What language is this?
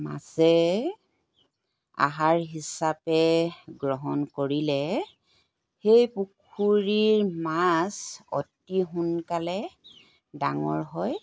Assamese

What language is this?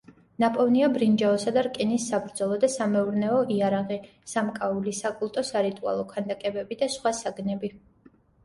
Georgian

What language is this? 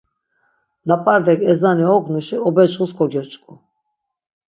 Laz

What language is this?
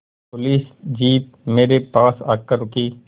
Hindi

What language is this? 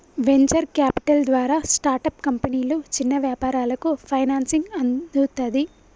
Telugu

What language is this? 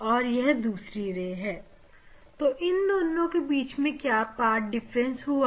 Hindi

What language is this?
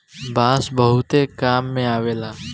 Bhojpuri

